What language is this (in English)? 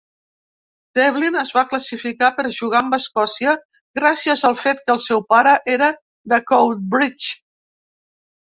Catalan